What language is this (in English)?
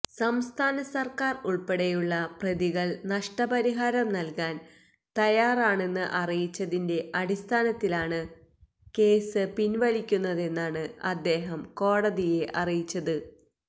Malayalam